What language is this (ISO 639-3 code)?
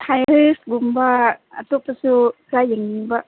mni